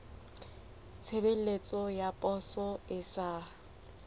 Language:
Southern Sotho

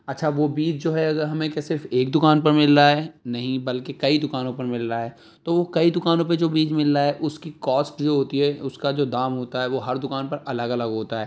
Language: Urdu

